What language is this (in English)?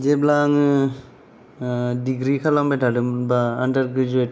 Bodo